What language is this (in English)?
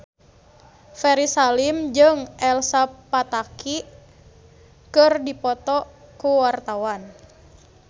Sundanese